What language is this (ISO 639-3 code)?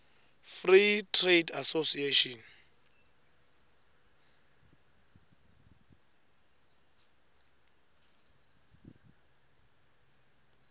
ssw